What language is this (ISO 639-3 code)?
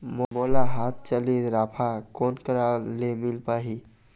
hne